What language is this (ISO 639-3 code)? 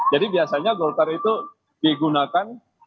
ind